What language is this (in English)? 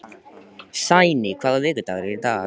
Icelandic